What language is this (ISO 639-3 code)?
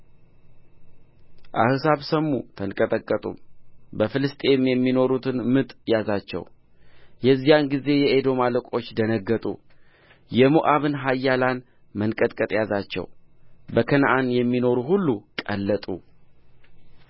amh